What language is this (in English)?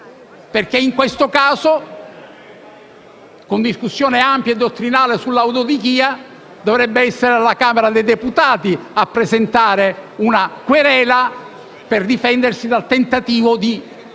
Italian